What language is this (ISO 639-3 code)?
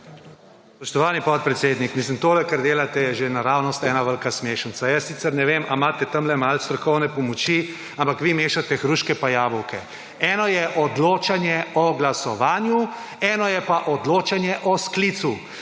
slv